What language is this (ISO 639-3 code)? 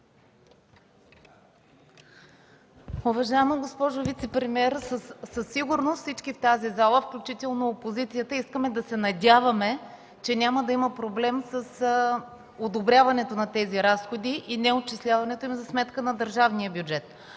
bul